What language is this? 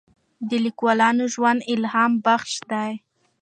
Pashto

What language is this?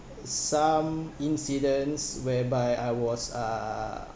English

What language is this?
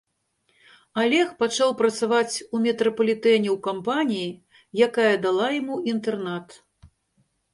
Belarusian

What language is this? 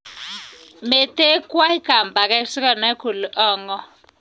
Kalenjin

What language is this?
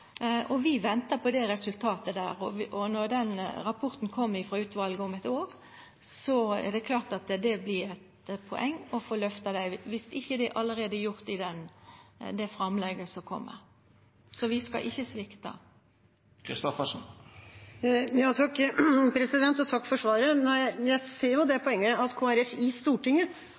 Norwegian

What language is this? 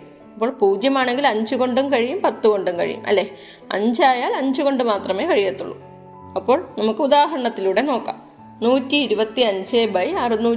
Malayalam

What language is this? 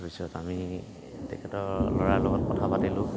Assamese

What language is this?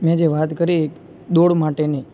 Gujarati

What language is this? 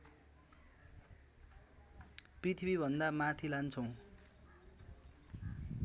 Nepali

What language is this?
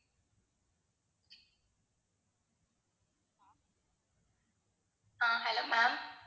Tamil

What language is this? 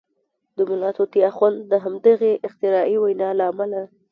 Pashto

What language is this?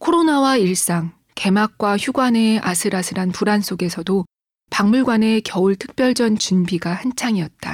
Korean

